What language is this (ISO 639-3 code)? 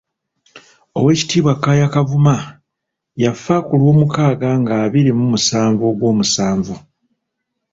lug